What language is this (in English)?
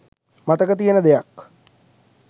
Sinhala